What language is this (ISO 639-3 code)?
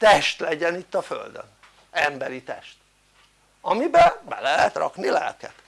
hun